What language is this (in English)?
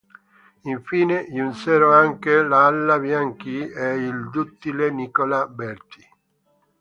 Italian